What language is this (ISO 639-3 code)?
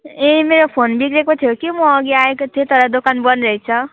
nep